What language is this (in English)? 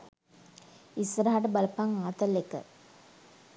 Sinhala